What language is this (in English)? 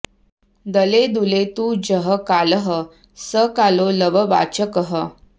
Sanskrit